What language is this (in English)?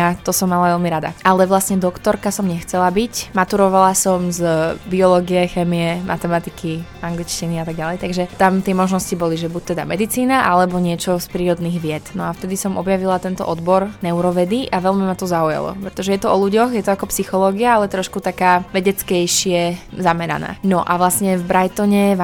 Slovak